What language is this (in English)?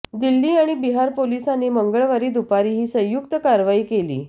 Marathi